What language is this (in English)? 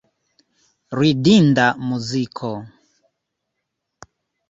Esperanto